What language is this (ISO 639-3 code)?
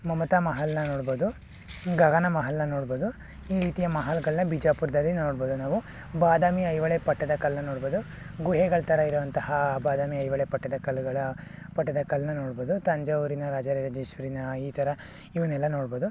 kan